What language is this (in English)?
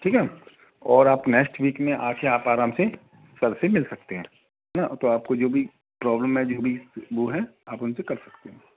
Hindi